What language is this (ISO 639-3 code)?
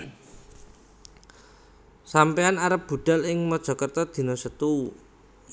jav